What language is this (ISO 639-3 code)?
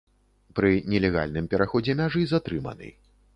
bel